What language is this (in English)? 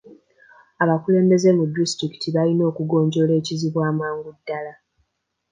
Ganda